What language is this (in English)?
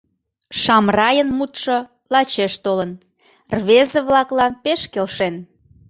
Mari